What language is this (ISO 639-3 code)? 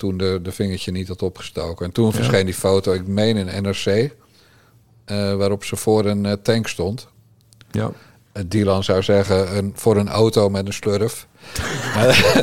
nld